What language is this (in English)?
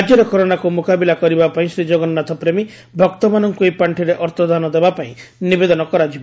Odia